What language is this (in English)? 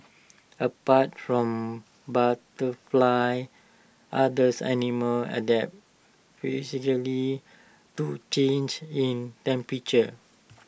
English